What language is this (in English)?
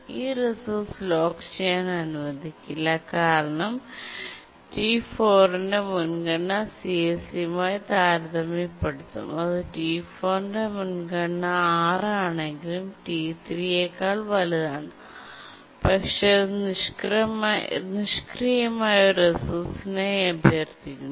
Malayalam